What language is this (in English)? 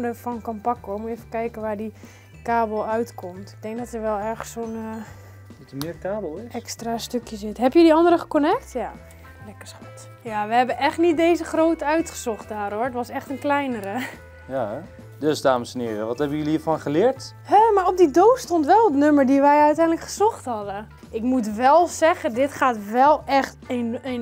Dutch